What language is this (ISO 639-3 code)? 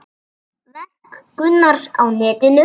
isl